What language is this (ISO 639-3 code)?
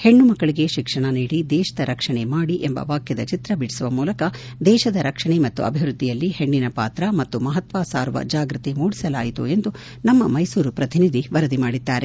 kan